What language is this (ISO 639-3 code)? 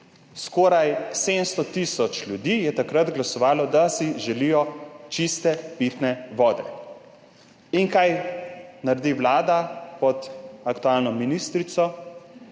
slv